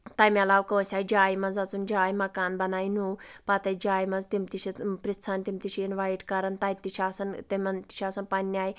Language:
Kashmiri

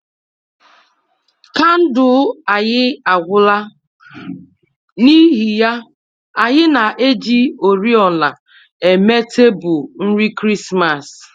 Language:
Igbo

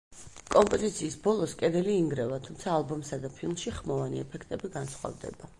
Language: Georgian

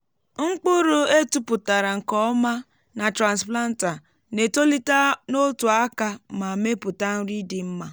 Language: Igbo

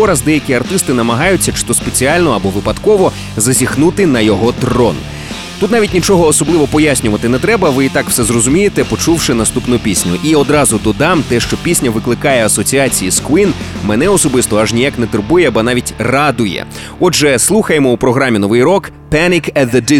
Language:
Ukrainian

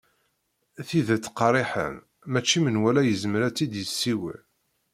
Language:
Kabyle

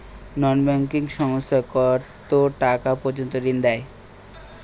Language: Bangla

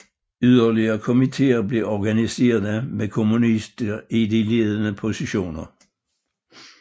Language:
Danish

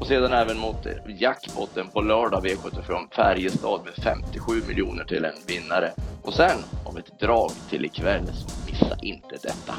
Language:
Swedish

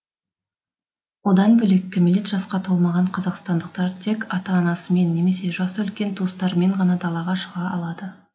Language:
Kazakh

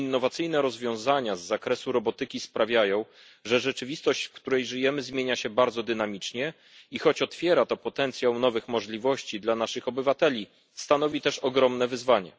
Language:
Polish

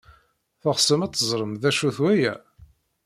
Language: Kabyle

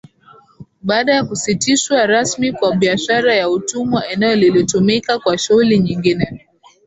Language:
Swahili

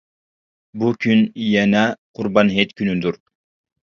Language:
Uyghur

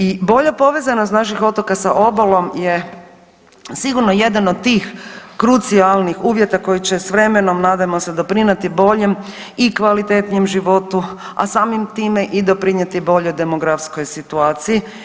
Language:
Croatian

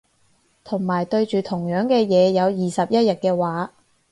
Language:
Cantonese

